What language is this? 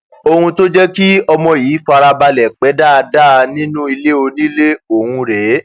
Yoruba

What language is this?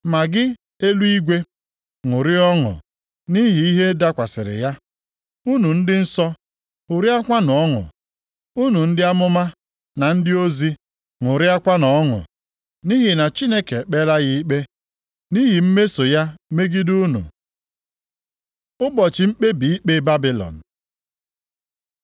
Igbo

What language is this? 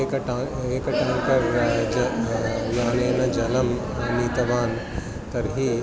Sanskrit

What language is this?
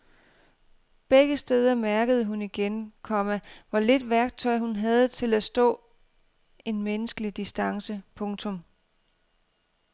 Danish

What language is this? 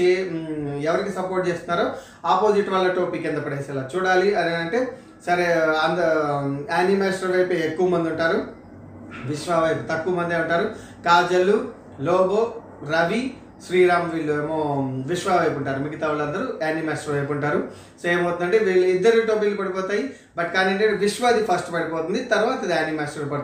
Telugu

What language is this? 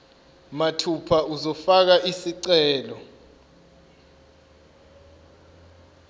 Zulu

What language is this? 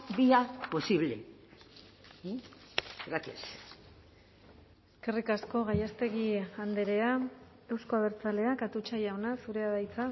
Basque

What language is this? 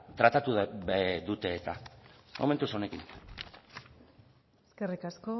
Basque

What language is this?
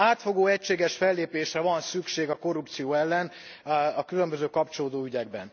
Hungarian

